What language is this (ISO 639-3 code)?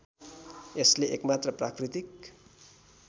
nep